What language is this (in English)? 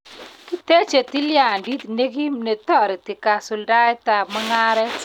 Kalenjin